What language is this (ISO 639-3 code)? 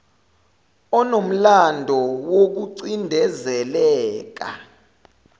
zul